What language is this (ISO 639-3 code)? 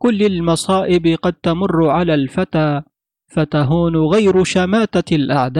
ara